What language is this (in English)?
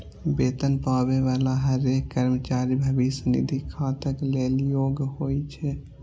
Maithili